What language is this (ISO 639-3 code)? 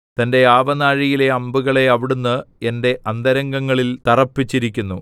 mal